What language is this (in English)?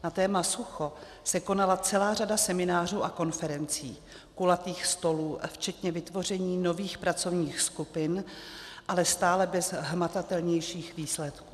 Czech